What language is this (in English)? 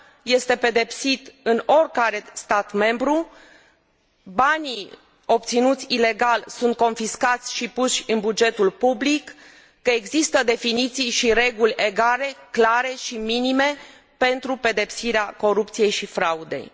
Romanian